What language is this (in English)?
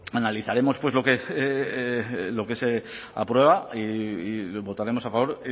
Spanish